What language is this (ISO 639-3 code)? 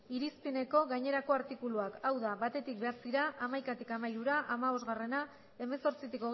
eus